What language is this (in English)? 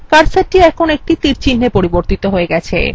Bangla